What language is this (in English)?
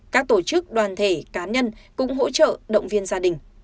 Vietnamese